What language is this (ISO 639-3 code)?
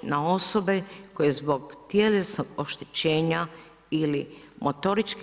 hrv